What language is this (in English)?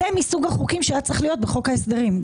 Hebrew